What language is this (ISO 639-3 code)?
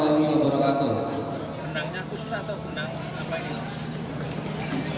ind